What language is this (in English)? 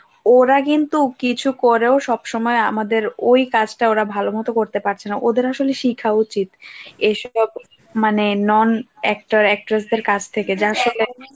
Bangla